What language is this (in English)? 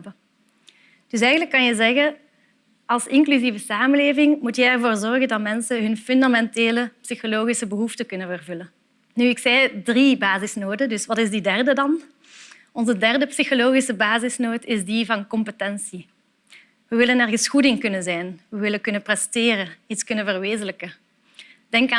Dutch